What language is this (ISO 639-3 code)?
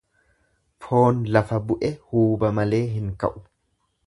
orm